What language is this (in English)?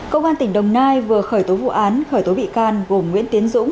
Vietnamese